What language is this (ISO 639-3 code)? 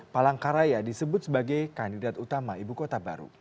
ind